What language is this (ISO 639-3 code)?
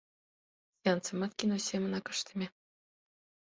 chm